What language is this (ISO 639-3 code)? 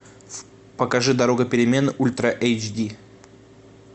rus